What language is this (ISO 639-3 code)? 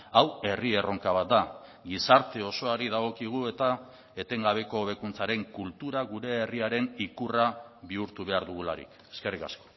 eus